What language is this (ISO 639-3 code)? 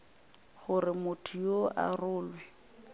nso